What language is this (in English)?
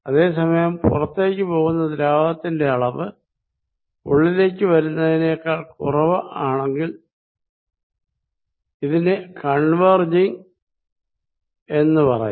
Malayalam